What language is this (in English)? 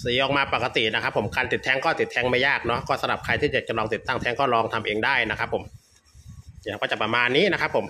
Thai